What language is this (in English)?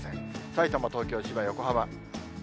Japanese